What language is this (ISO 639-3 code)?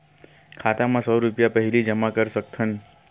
hne